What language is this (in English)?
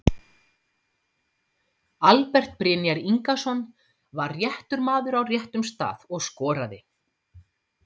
Icelandic